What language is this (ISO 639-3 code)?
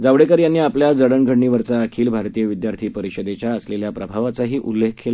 mar